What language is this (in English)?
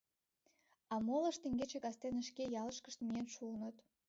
Mari